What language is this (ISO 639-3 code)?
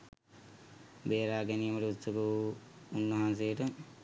sin